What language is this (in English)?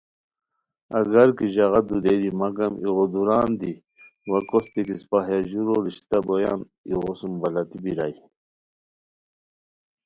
Khowar